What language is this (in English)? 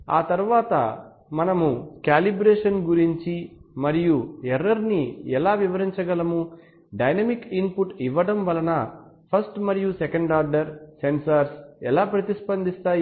Telugu